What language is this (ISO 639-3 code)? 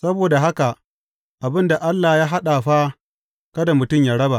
hau